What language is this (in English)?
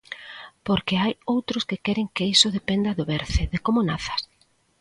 Galician